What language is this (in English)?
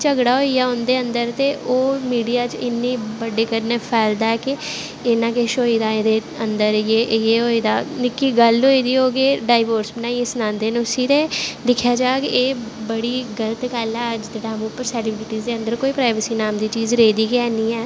Dogri